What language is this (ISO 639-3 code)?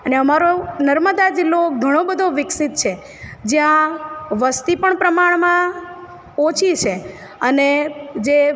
guj